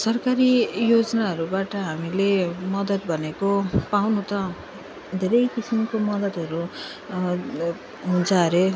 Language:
Nepali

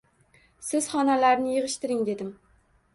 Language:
Uzbek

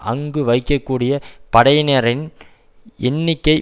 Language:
Tamil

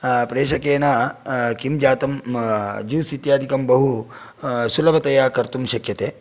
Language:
Sanskrit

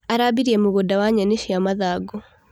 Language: Kikuyu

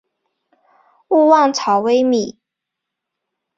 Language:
Chinese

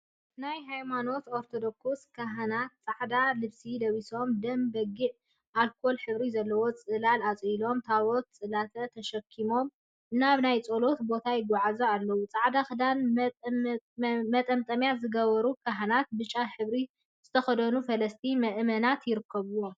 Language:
Tigrinya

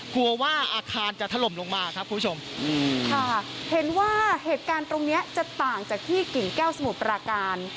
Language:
Thai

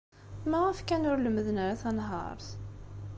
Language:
Kabyle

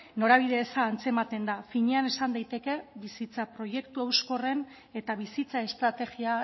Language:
Basque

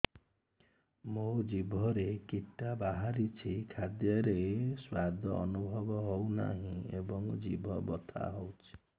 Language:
Odia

